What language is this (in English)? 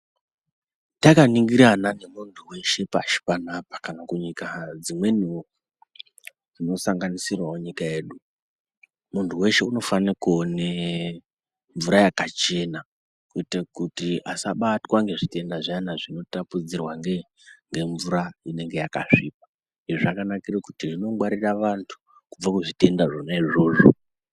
Ndau